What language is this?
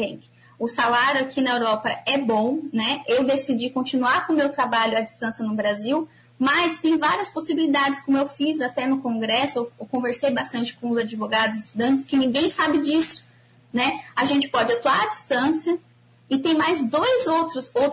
Portuguese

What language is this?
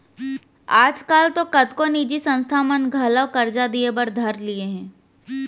Chhattisgarhi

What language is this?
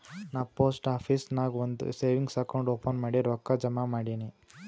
Kannada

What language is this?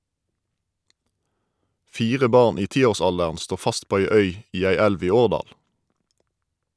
Norwegian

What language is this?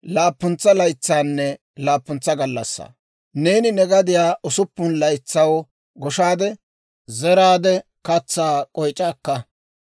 Dawro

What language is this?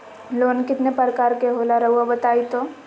Magahi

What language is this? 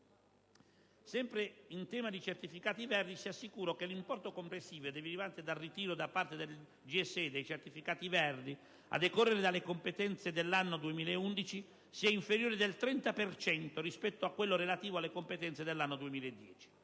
Italian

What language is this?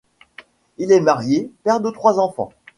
French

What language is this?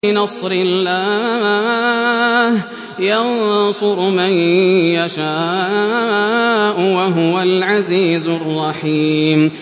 Arabic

